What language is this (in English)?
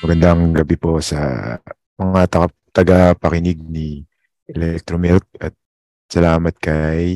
Filipino